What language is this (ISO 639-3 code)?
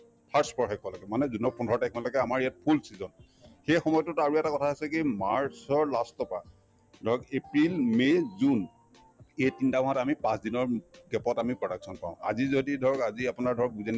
asm